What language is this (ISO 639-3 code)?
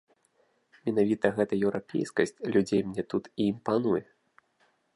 bel